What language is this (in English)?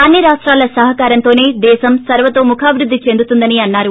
Telugu